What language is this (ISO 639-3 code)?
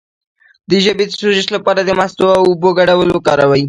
pus